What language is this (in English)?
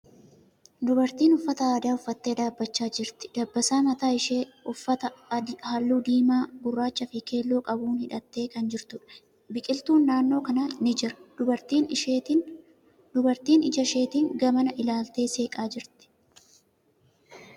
Oromo